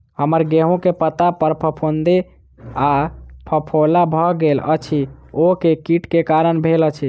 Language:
Maithili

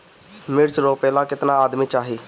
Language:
Bhojpuri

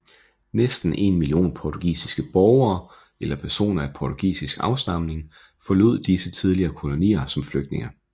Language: Danish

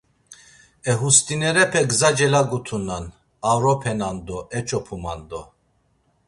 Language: Laz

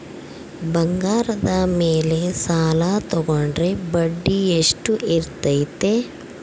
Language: Kannada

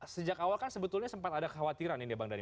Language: Indonesian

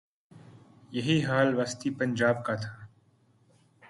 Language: Urdu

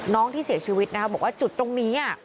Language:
Thai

